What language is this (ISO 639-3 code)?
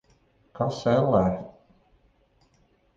lav